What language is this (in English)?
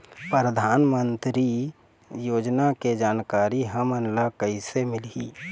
Chhattisgarhi